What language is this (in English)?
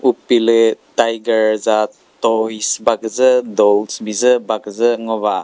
Chokri Naga